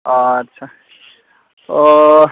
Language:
Bodo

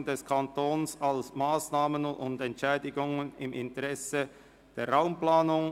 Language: Swiss German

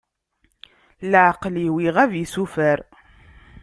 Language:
Kabyle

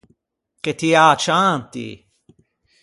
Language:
Ligurian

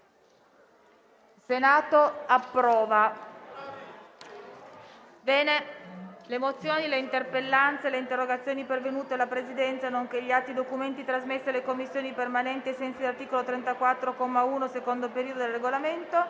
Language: Italian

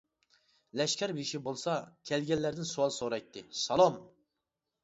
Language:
Uyghur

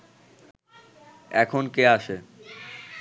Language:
Bangla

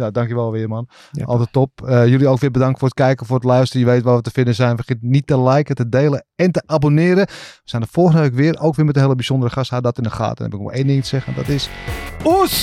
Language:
Dutch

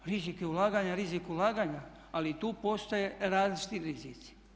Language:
Croatian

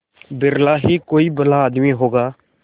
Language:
Hindi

